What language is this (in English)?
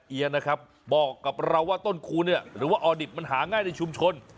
Thai